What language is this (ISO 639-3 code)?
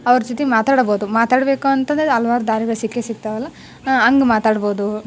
kan